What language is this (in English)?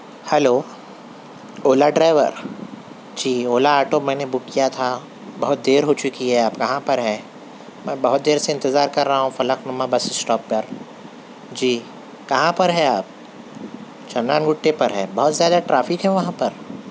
Urdu